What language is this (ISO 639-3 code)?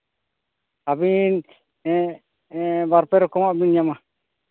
sat